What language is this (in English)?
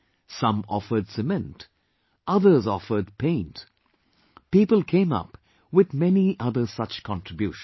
English